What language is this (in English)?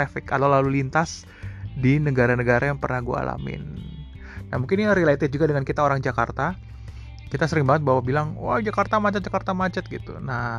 Indonesian